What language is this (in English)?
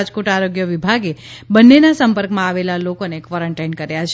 Gujarati